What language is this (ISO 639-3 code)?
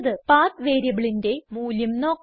mal